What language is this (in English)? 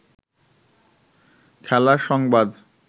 Bangla